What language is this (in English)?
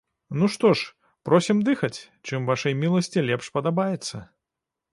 Belarusian